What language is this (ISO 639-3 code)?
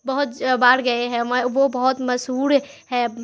urd